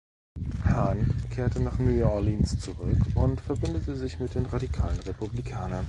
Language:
German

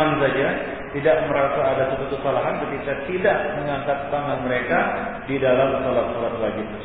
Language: Malay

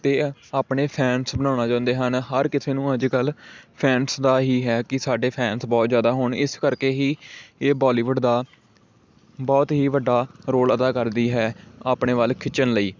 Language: Punjabi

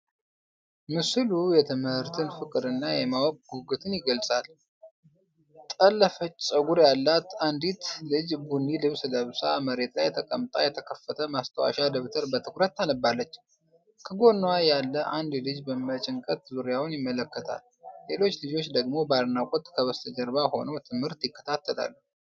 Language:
Amharic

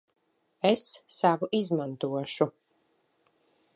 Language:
Latvian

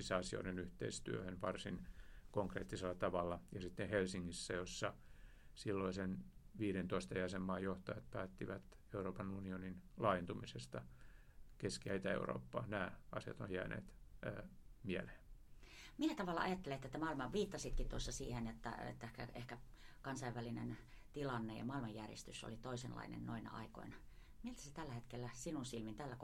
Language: Finnish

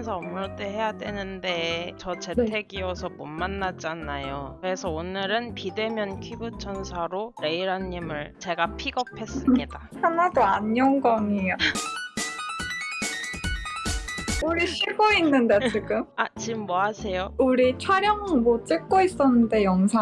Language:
Korean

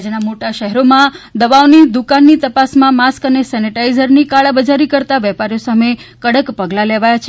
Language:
Gujarati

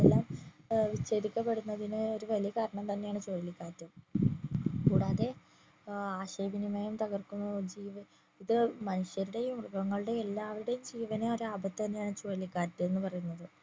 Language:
Malayalam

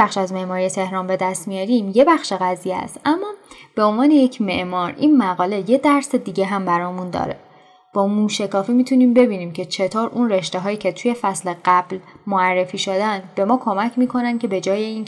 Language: Persian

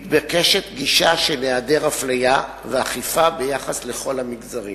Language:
Hebrew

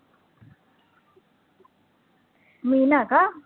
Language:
Marathi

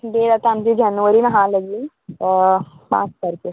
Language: Konkani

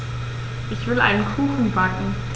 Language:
German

